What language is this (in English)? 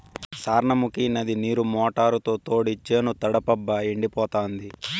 Telugu